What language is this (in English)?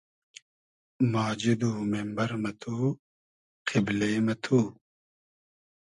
Hazaragi